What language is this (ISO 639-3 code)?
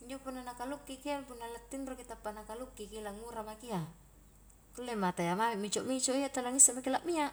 kjk